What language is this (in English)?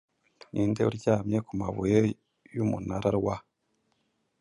Kinyarwanda